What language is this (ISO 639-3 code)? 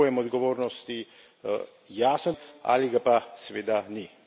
slv